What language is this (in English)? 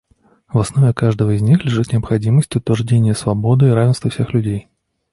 Russian